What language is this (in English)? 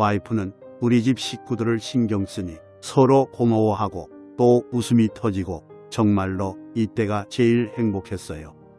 Korean